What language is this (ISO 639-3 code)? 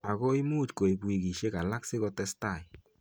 kln